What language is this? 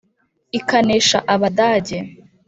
Kinyarwanda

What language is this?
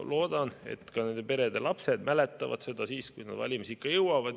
Estonian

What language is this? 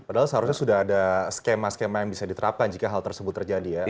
Indonesian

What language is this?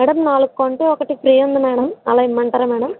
Telugu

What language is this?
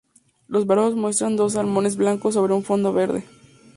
Spanish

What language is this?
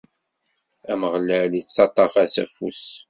Kabyle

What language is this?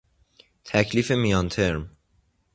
Persian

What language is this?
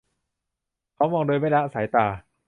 Thai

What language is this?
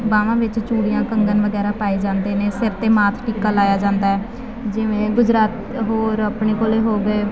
Punjabi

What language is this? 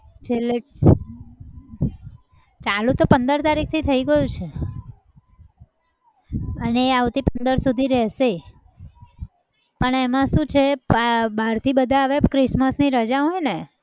Gujarati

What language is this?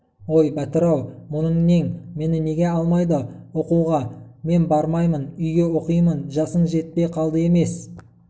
Kazakh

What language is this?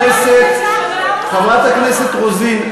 Hebrew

